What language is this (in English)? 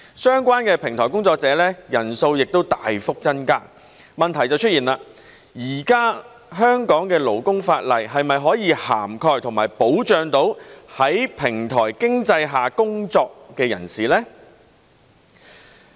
Cantonese